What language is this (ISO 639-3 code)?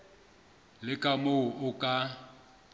sot